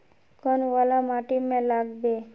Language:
Magahi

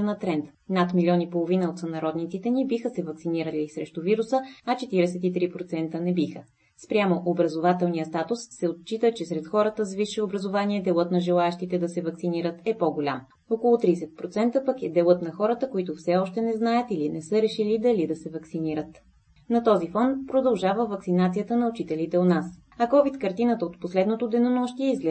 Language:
Bulgarian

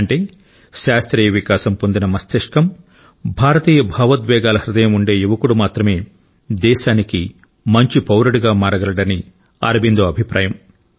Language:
Telugu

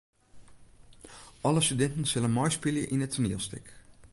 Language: Western Frisian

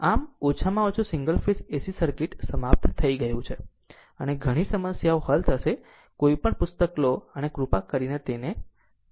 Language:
Gujarati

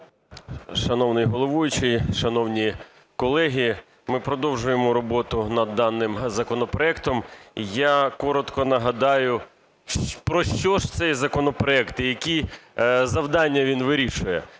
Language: Ukrainian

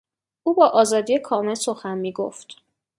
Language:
Persian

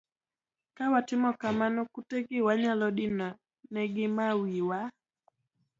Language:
Luo (Kenya and Tanzania)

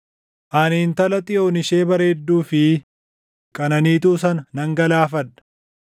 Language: Oromo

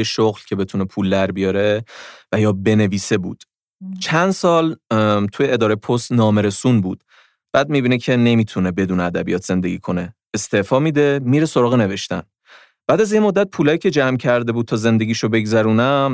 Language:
Persian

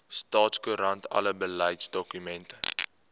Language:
Afrikaans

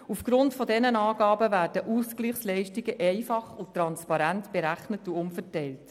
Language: Swiss German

